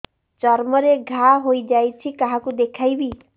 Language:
Odia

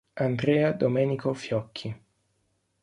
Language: Italian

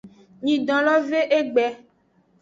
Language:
Aja (Benin)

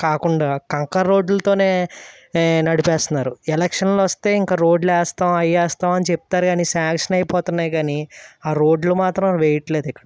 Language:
Telugu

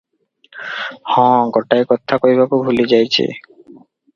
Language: Odia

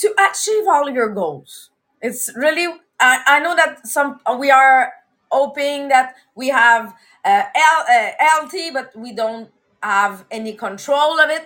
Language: English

